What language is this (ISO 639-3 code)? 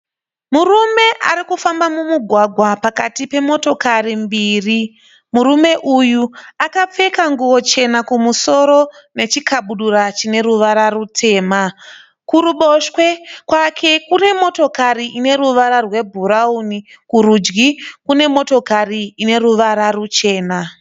sna